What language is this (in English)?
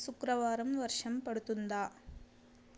Telugu